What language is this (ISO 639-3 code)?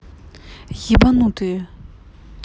rus